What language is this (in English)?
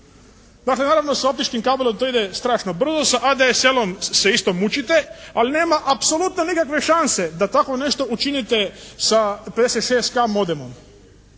Croatian